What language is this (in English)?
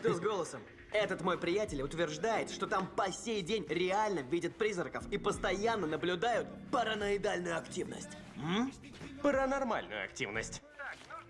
Russian